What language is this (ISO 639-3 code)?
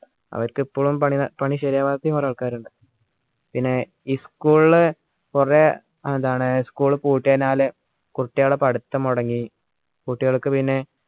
mal